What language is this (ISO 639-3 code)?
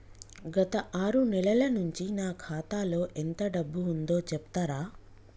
tel